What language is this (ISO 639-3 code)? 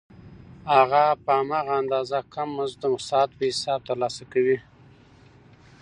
pus